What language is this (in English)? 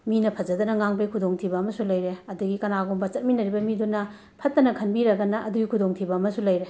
Manipuri